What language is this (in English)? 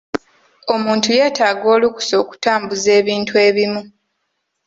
Ganda